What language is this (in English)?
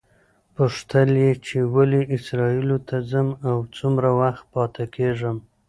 Pashto